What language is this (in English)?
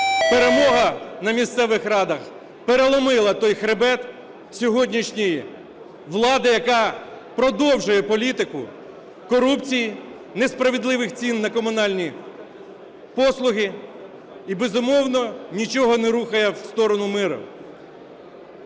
Ukrainian